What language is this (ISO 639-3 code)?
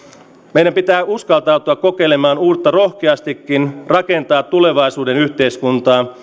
fin